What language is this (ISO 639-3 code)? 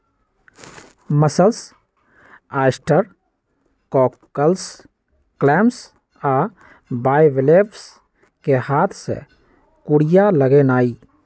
mag